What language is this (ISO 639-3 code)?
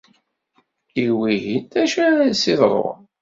kab